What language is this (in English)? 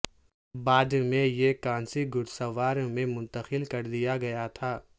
Urdu